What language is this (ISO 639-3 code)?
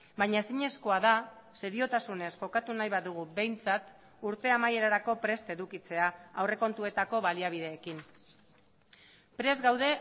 eus